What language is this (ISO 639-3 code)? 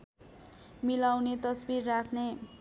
nep